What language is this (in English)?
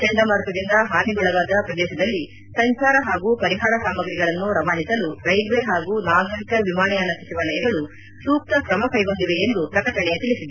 Kannada